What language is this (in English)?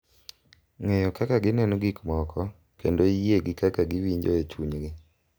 Luo (Kenya and Tanzania)